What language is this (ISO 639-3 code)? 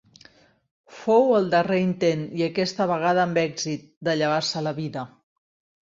cat